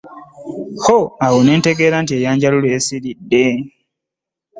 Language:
Ganda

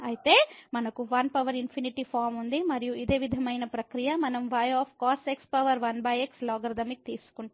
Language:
Telugu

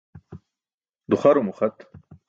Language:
Burushaski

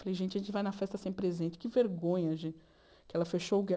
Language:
Portuguese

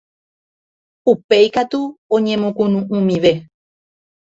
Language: Guarani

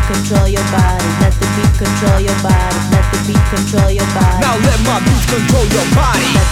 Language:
Spanish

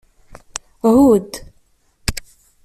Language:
Kabyle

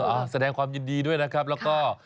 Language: Thai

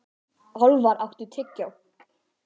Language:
Icelandic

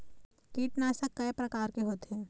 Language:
Chhattisgarhi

